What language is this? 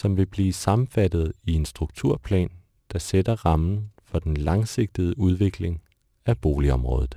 Danish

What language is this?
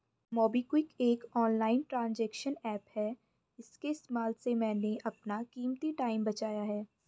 Hindi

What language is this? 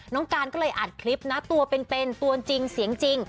Thai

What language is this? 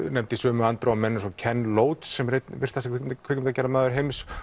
Icelandic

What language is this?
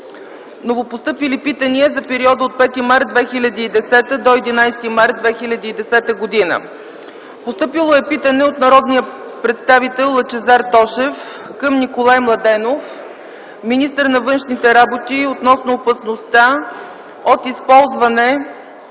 Bulgarian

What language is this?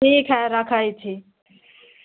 Maithili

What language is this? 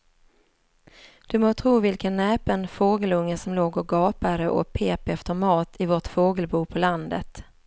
Swedish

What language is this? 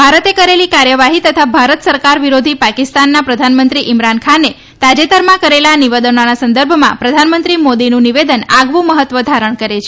Gujarati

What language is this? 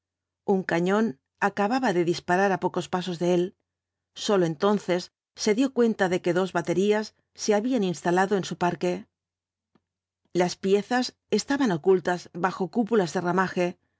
Spanish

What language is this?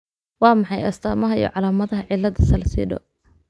Somali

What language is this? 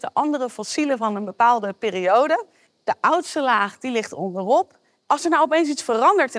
Dutch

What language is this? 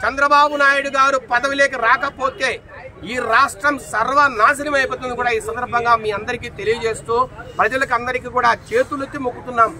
Telugu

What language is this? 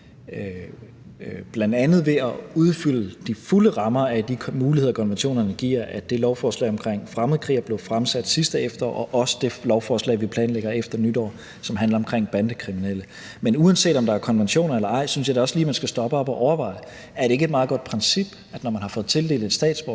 Danish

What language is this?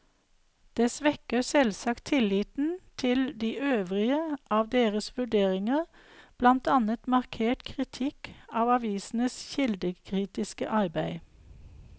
Norwegian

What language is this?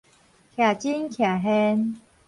Min Nan Chinese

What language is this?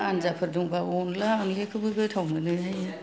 Bodo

